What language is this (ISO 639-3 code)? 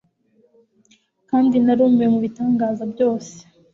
kin